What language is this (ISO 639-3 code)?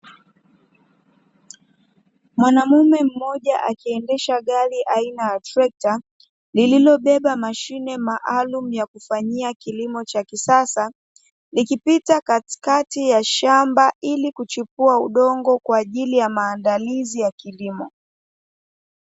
swa